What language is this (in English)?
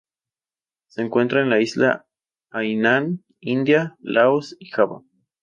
Spanish